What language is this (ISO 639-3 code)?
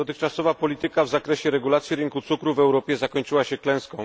pol